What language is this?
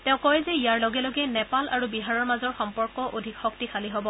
Assamese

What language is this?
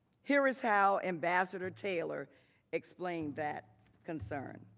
English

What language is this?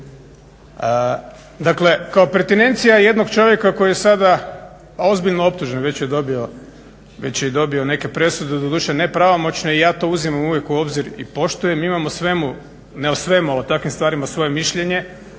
Croatian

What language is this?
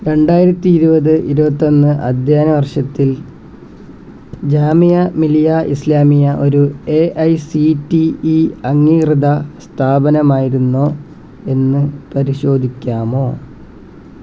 Malayalam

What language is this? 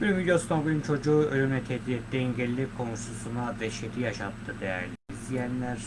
Turkish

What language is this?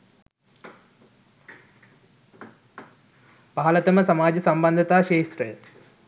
Sinhala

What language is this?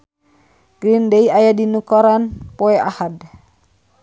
Sundanese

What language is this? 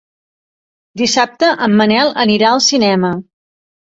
Catalan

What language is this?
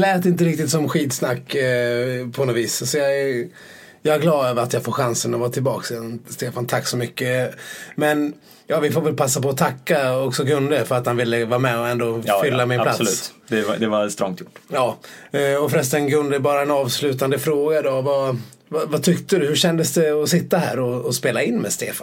Swedish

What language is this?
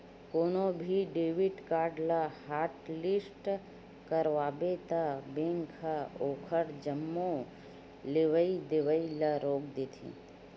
Chhattisgarhi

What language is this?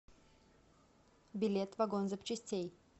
Russian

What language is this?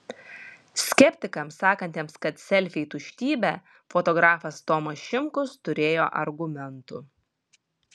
Lithuanian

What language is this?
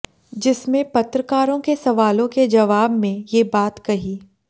Hindi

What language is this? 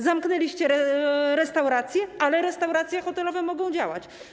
Polish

